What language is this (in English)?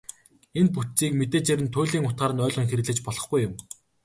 Mongolian